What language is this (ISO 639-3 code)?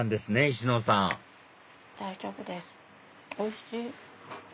jpn